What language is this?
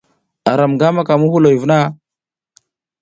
South Giziga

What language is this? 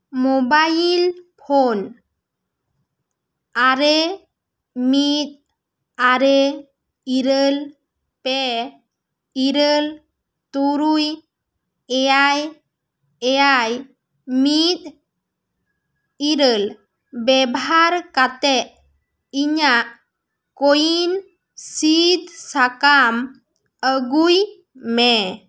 Santali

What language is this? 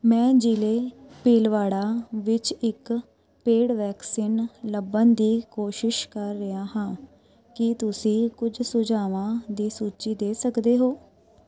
Punjabi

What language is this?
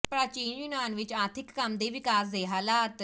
Punjabi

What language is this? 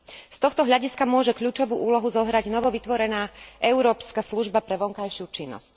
Slovak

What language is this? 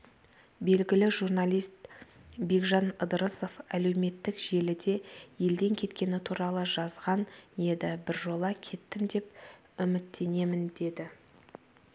Kazakh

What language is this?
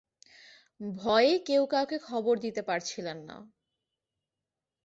Bangla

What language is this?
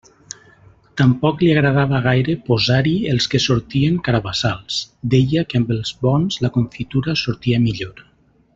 Catalan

